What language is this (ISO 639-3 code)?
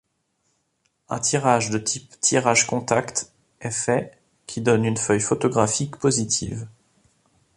fra